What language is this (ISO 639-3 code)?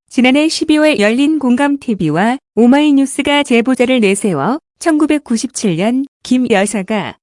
kor